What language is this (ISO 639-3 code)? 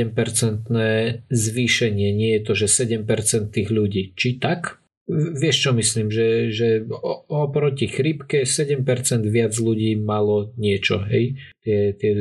slk